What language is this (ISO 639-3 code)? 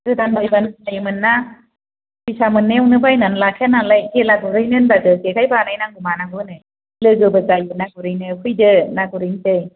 brx